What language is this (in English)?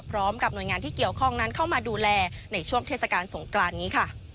Thai